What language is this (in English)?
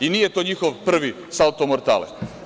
Serbian